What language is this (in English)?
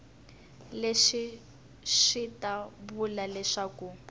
Tsonga